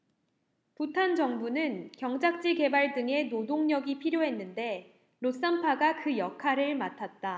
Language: Korean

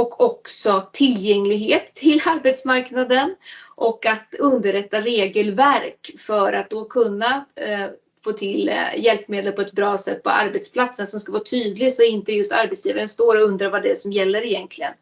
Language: Swedish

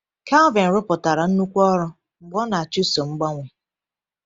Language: Igbo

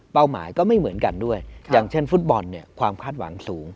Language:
Thai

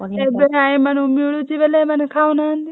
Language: Odia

